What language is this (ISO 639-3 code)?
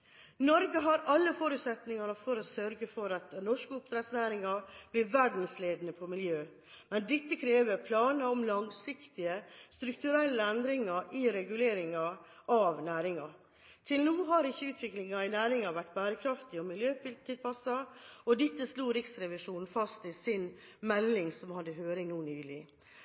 nob